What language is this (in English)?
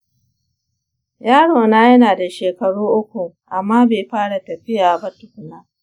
Hausa